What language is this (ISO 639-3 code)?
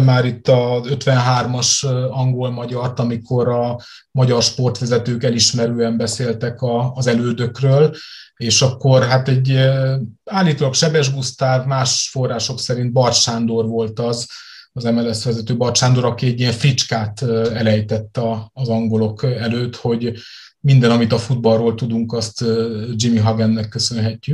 hun